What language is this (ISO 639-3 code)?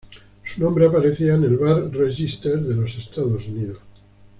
spa